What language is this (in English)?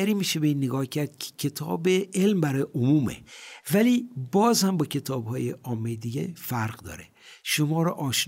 Persian